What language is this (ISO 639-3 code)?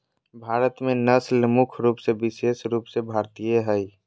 mag